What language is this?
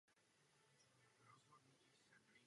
Czech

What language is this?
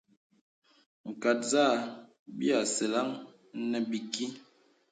Bebele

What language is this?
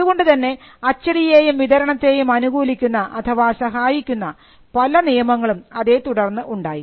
Malayalam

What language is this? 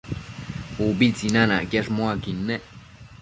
Matsés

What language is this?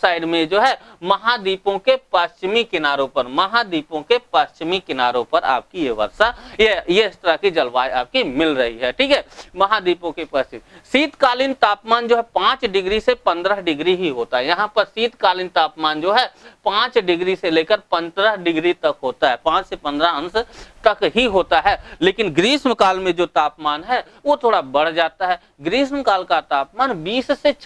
Hindi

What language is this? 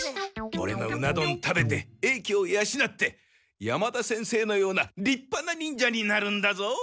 Japanese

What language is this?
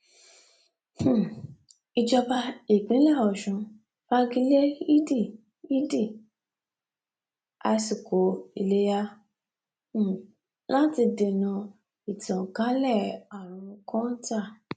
Yoruba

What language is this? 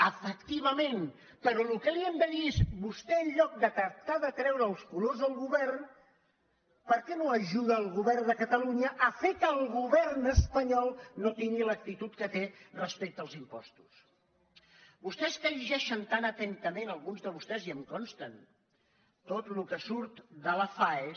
Catalan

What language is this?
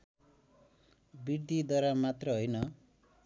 Nepali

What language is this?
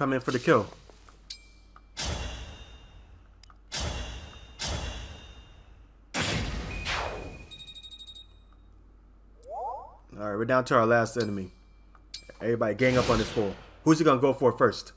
English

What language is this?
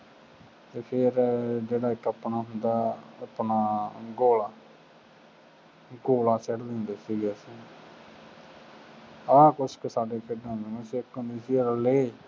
Punjabi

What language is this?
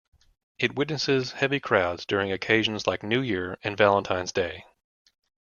English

